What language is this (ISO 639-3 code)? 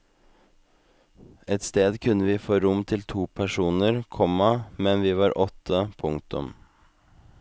nor